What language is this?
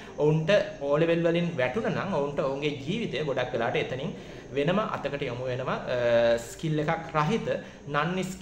Indonesian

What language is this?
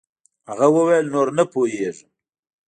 Pashto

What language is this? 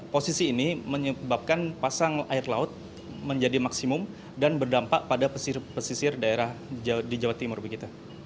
Indonesian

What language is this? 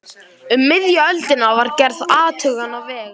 Icelandic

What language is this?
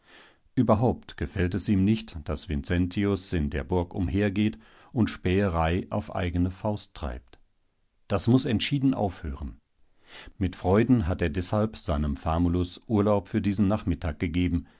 German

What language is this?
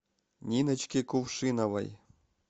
Russian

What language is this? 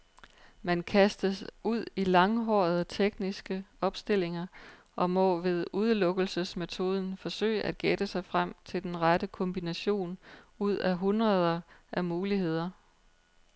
Danish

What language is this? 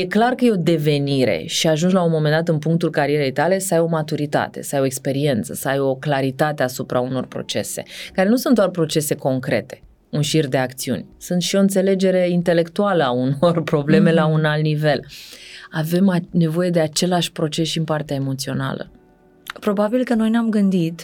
Romanian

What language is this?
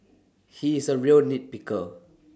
English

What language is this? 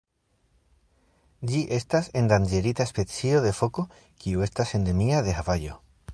Esperanto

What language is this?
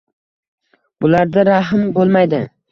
Uzbek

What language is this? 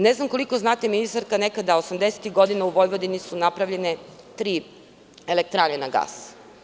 Serbian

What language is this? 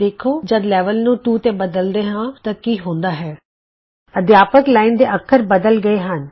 Punjabi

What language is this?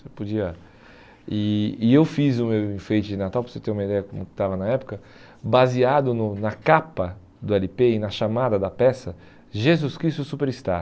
Portuguese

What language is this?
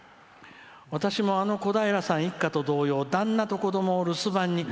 Japanese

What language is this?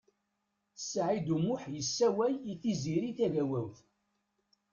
Kabyle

